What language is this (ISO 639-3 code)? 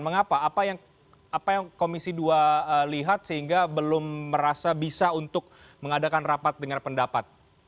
ind